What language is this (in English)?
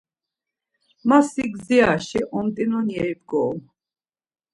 Laz